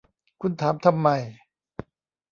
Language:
Thai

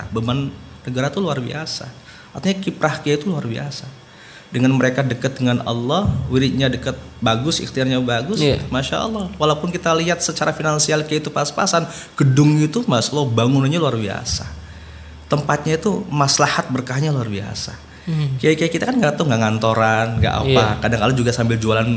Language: Indonesian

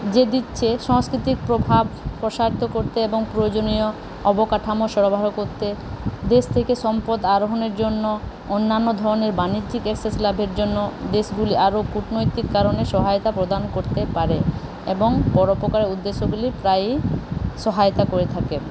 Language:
Bangla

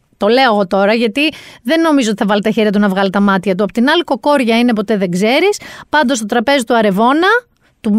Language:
Greek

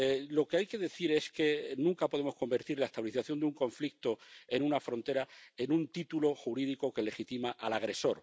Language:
Spanish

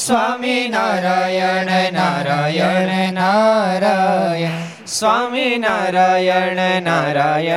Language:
Gujarati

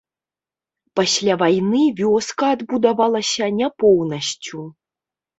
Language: Belarusian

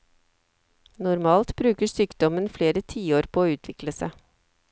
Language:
Norwegian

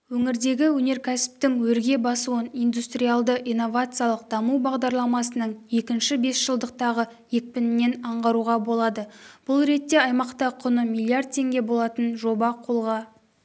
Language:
Kazakh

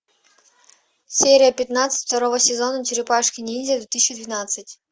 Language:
Russian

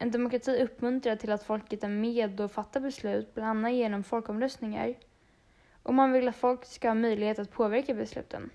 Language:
Swedish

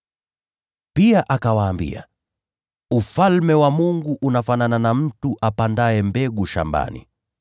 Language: Swahili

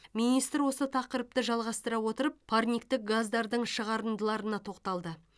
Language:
Kazakh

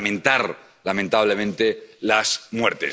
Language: Spanish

